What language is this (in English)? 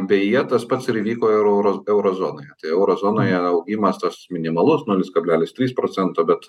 Lithuanian